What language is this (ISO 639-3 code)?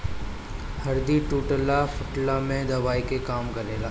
bho